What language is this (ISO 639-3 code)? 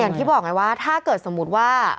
tha